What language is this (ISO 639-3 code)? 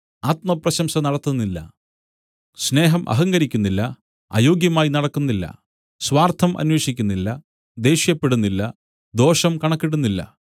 mal